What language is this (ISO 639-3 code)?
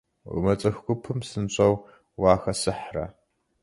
kbd